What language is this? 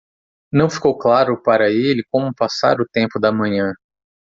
Portuguese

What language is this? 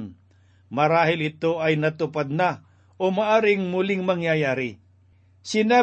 Filipino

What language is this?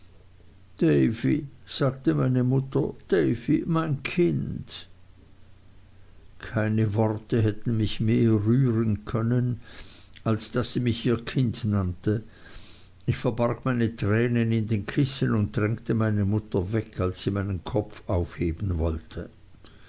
German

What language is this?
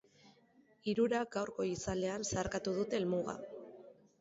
Basque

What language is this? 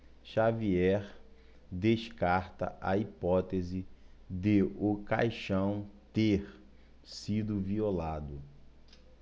Portuguese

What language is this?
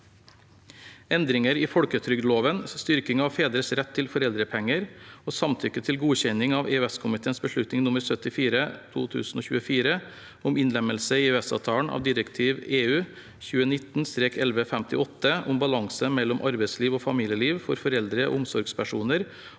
Norwegian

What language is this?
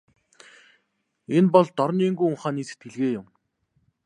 Mongolian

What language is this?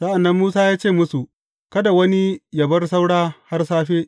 Hausa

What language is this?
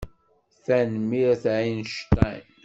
Kabyle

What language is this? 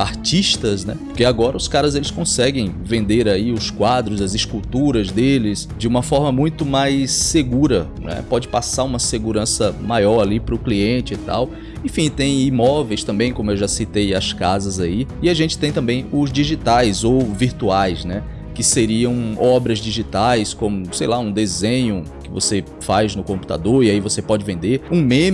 Portuguese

